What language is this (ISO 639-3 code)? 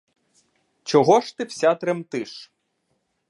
ukr